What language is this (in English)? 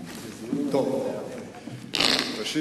Hebrew